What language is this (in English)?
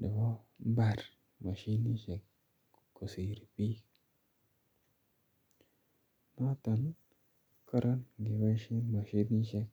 Kalenjin